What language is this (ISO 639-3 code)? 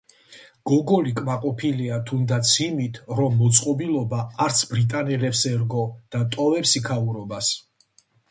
kat